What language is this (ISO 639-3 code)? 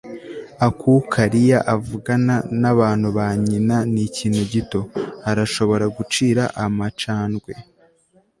kin